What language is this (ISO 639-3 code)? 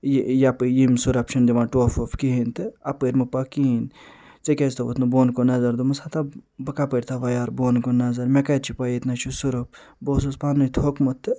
kas